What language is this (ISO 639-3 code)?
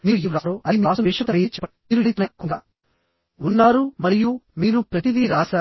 tel